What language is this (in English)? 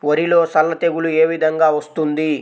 Telugu